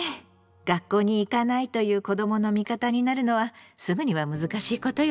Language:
Japanese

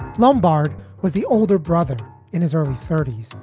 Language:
English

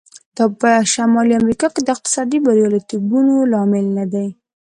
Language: Pashto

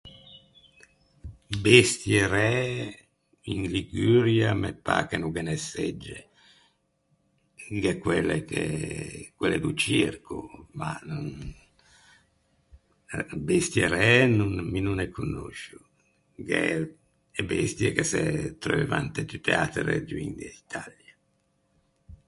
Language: Ligurian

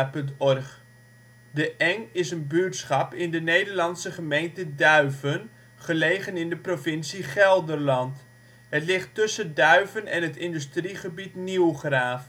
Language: Dutch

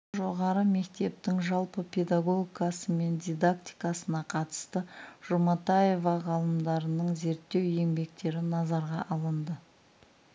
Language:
Kazakh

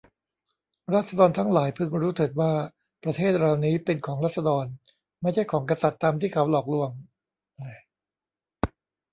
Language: Thai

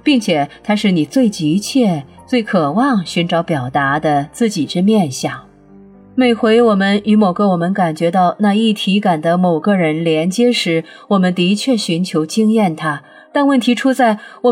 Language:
Chinese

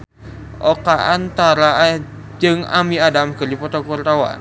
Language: Sundanese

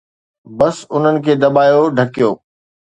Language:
Sindhi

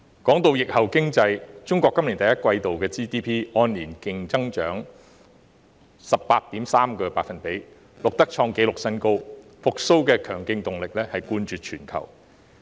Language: Cantonese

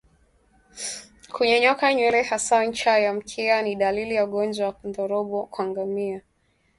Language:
Swahili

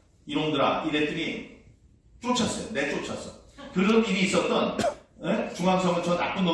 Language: Korean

